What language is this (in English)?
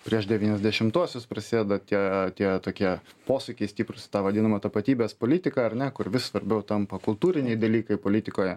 Lithuanian